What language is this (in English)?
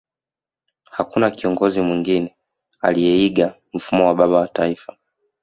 Swahili